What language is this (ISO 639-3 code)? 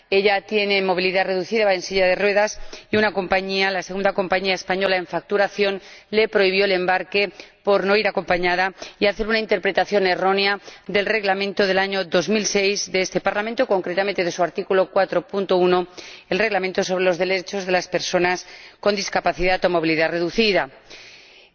spa